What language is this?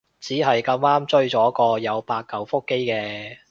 Cantonese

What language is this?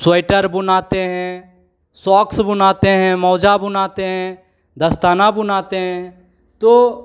Hindi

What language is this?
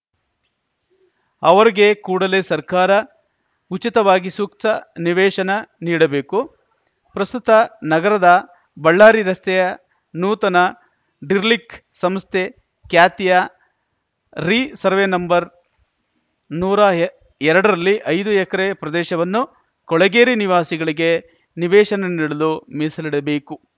Kannada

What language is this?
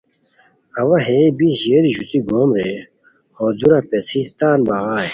Khowar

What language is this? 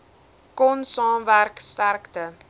Afrikaans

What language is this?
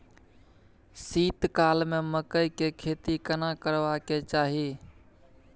Maithili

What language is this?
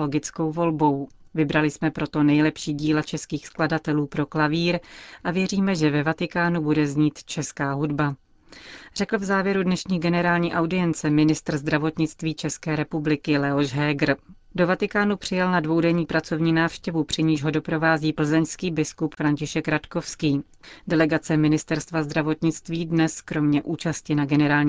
Czech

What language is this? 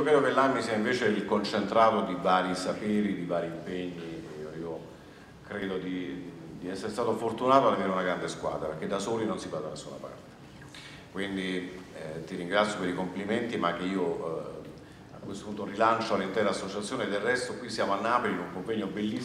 Italian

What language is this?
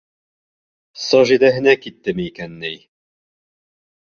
Bashkir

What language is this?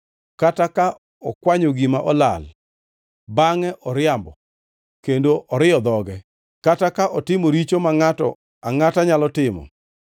Luo (Kenya and Tanzania)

